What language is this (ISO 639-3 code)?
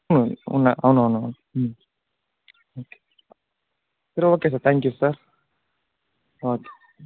tel